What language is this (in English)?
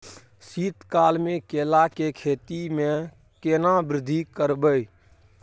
Maithili